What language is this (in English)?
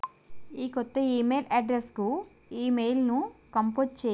Telugu